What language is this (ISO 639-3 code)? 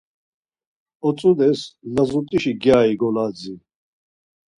lzz